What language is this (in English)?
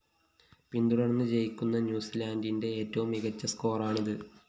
Malayalam